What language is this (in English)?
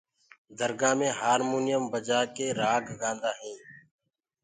Gurgula